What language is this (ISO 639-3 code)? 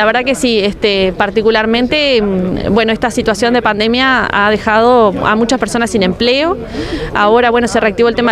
spa